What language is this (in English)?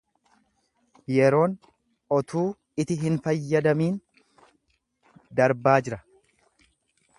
Oromo